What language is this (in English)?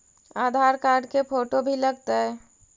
Magahi